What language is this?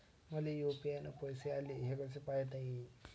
Marathi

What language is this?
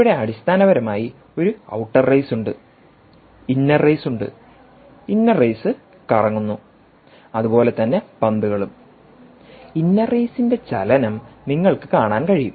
Malayalam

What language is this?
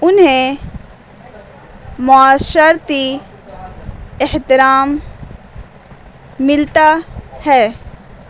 Urdu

